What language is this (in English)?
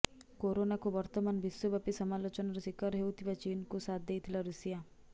Odia